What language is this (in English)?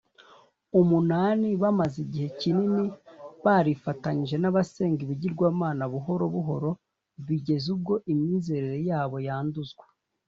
Kinyarwanda